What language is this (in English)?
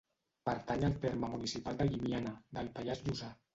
Catalan